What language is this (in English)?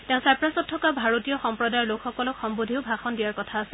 Assamese